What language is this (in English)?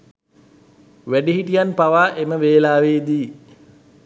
Sinhala